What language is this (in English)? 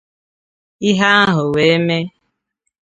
Igbo